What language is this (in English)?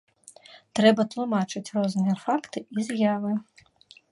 Belarusian